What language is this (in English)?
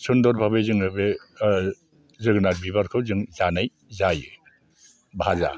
Bodo